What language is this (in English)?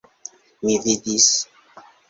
Esperanto